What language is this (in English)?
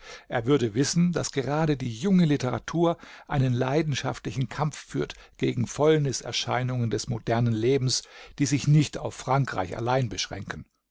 German